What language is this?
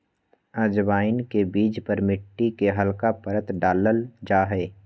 Magahi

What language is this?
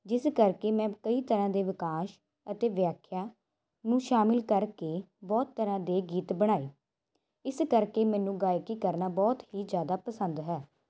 Punjabi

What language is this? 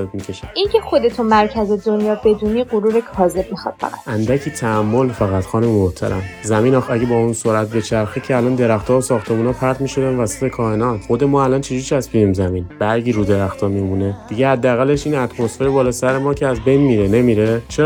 Persian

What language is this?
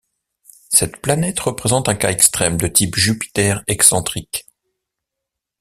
French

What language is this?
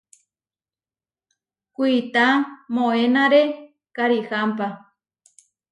Huarijio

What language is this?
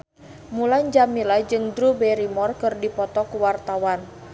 Sundanese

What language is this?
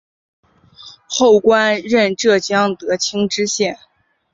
Chinese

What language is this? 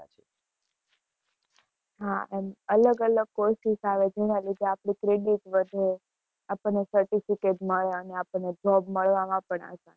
Gujarati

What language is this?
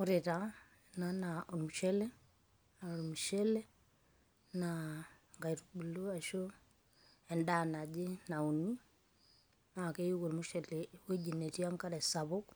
Masai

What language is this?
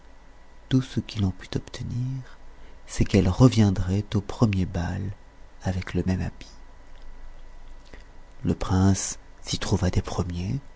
French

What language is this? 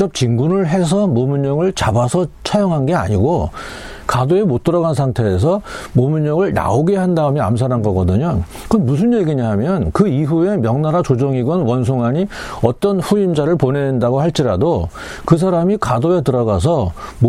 Korean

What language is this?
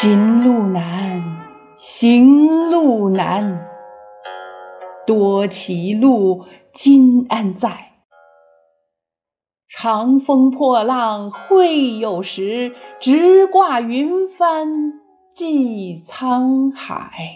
Chinese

